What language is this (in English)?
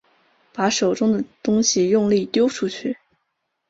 Chinese